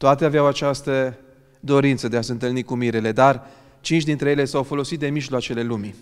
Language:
Romanian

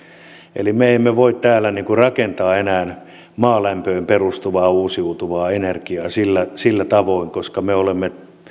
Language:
Finnish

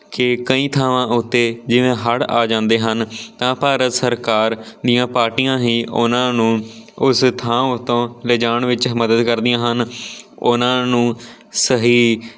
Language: Punjabi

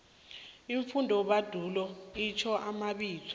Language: South Ndebele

